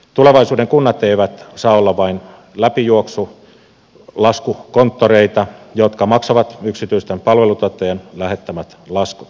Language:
Finnish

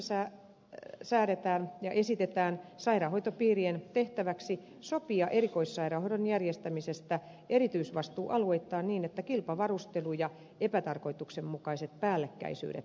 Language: Finnish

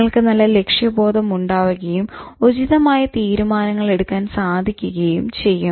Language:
Malayalam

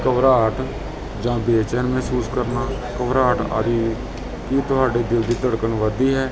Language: Punjabi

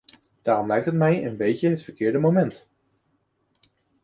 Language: Dutch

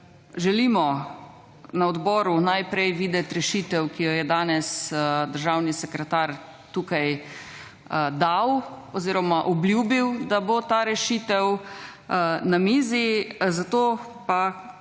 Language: Slovenian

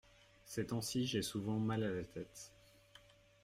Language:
French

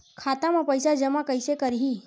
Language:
Chhattisgarhi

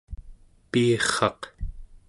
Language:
Central Yupik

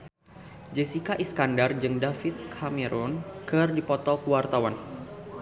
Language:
Sundanese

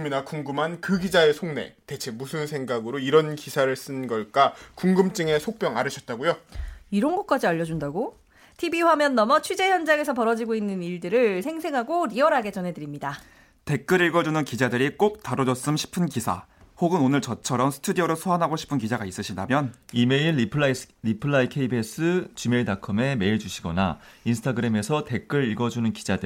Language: Korean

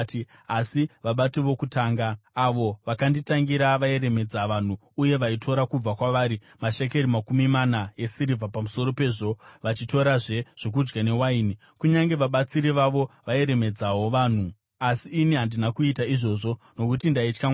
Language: Shona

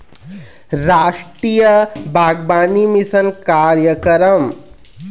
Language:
Chhattisgarhi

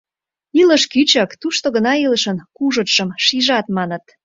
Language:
Mari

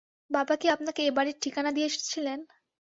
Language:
Bangla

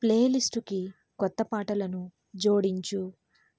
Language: Telugu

